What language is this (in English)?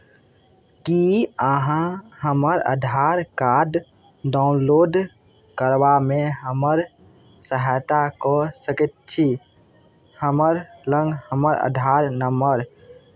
Maithili